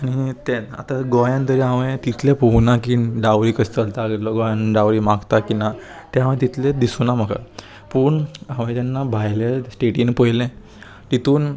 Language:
Konkani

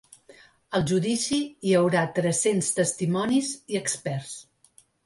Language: Catalan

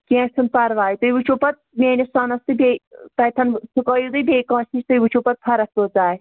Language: Kashmiri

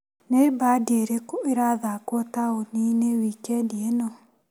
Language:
Kikuyu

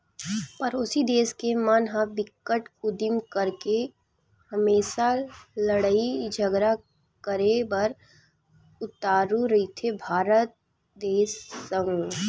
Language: Chhattisgarhi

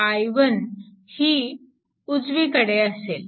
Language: Marathi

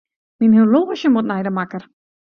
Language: Western Frisian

